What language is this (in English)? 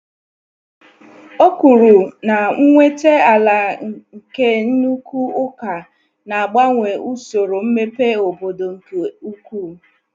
Igbo